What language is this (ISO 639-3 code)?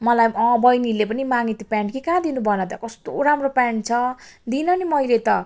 nep